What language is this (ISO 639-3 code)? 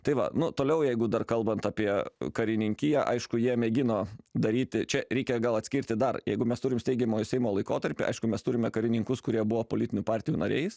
lit